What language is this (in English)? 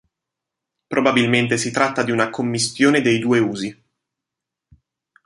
Italian